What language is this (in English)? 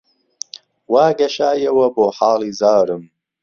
Central Kurdish